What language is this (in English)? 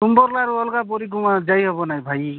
Odia